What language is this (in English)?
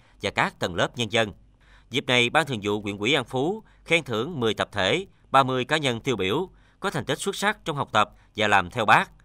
Vietnamese